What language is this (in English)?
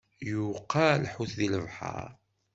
Kabyle